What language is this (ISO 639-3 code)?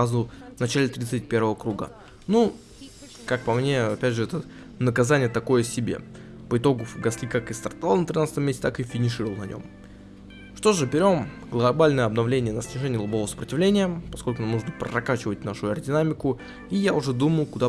rus